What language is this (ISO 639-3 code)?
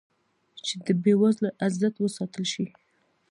pus